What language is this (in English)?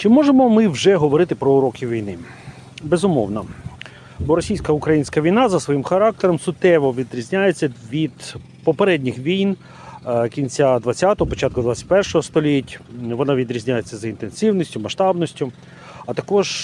Ukrainian